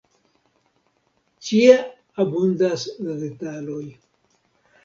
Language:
Esperanto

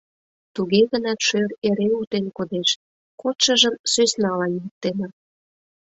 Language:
Mari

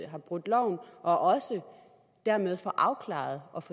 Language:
Danish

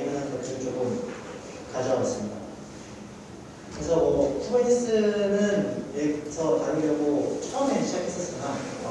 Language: Korean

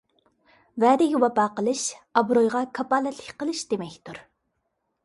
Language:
Uyghur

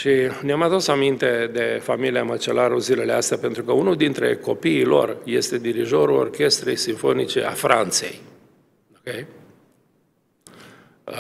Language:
Romanian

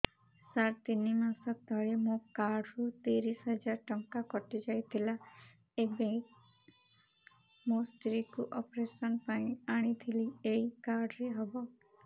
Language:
Odia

